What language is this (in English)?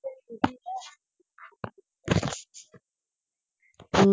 Punjabi